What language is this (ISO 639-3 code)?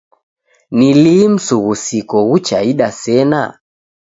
dav